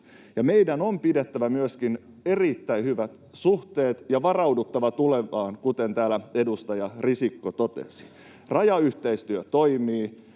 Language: Finnish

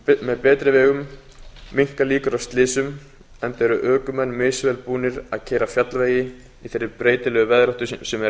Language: Icelandic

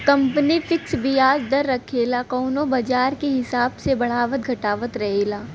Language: Bhojpuri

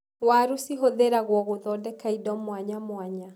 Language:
Kikuyu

